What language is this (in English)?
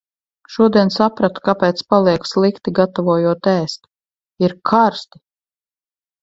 Latvian